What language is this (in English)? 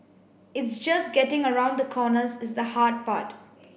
English